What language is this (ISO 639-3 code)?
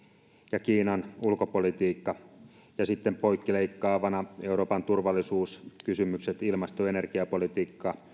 fin